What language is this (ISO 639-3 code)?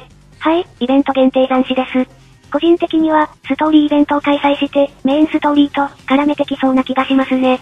jpn